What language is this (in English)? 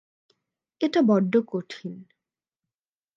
Bangla